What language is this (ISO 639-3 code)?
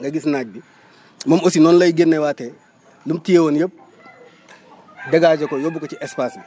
wol